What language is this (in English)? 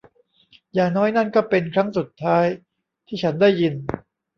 Thai